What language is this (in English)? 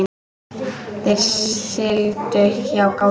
Icelandic